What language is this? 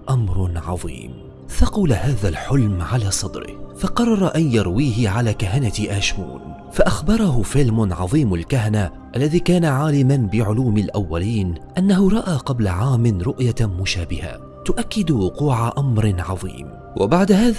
Arabic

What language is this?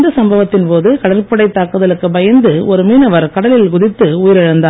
Tamil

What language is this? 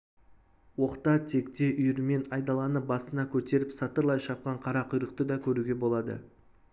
Kazakh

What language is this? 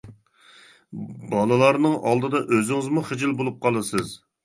Uyghur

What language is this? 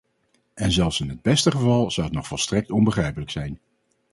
Dutch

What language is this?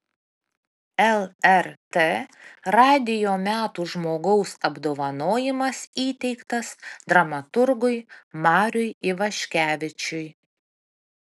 Lithuanian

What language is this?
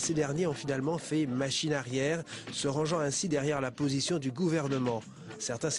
French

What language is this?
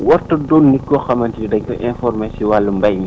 Wolof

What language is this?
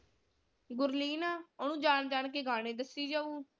Punjabi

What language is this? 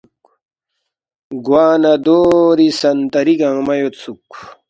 Balti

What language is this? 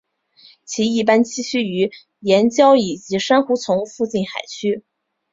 Chinese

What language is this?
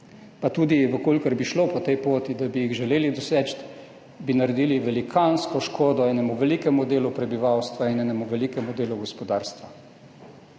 Slovenian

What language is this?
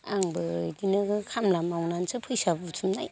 Bodo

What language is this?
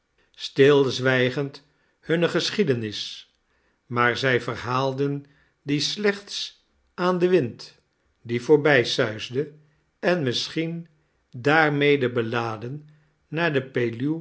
Dutch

